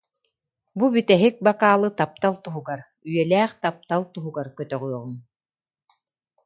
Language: Yakut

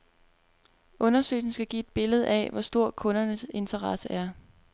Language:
Danish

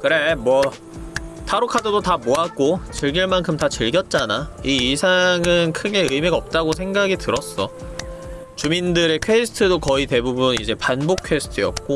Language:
Korean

